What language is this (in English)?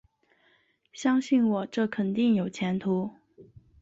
Chinese